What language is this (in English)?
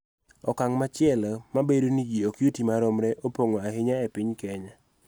Luo (Kenya and Tanzania)